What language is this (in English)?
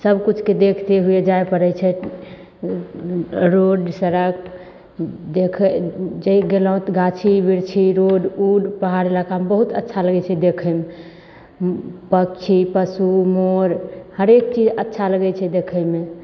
Maithili